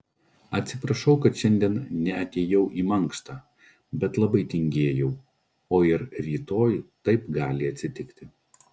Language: Lithuanian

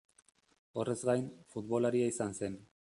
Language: Basque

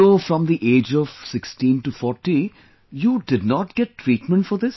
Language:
English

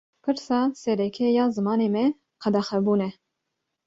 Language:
Kurdish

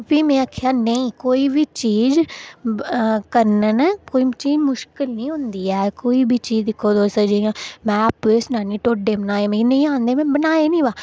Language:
Dogri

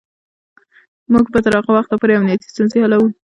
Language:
Pashto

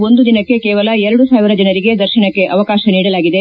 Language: Kannada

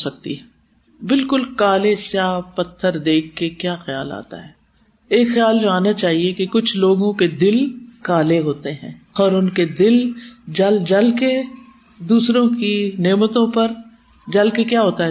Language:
Urdu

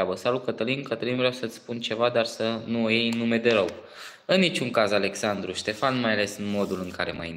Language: Romanian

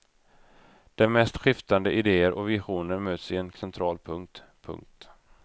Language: Swedish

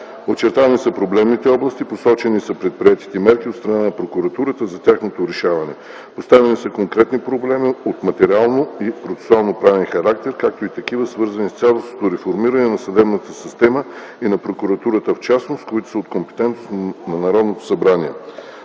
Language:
Bulgarian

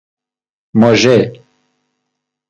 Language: Persian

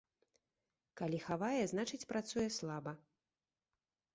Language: Belarusian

